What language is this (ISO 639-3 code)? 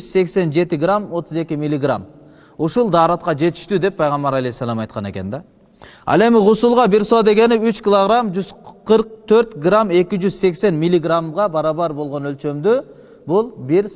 tur